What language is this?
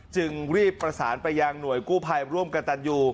Thai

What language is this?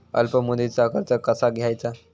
Marathi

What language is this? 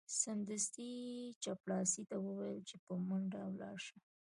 Pashto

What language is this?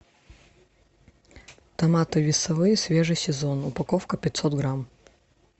Russian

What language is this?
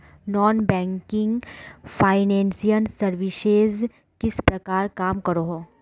Magahi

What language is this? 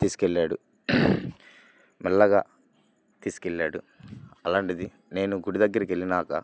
Telugu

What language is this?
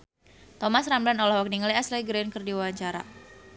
Sundanese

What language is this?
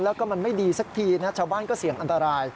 Thai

